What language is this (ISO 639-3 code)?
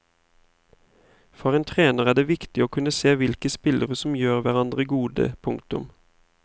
nor